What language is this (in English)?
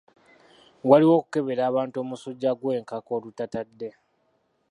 Ganda